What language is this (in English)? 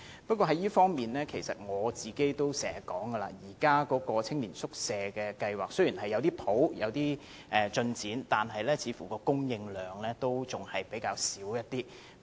Cantonese